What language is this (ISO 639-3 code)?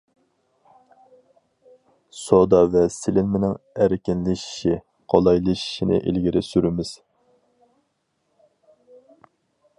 uig